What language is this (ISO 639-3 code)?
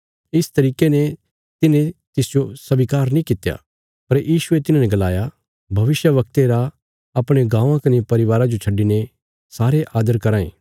kfs